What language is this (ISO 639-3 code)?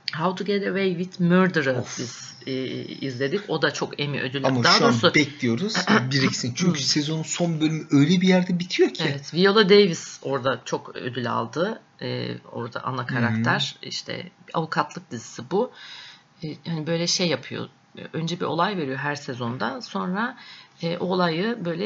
tur